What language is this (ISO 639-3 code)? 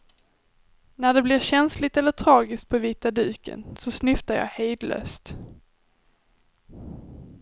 swe